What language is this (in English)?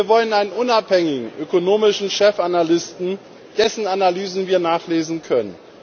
German